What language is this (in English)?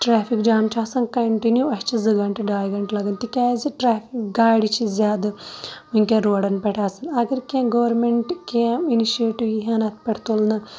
Kashmiri